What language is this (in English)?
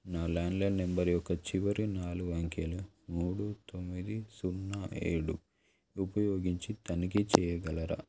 Telugu